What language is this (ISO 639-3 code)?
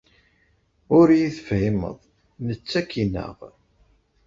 kab